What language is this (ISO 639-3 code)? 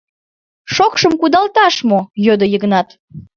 chm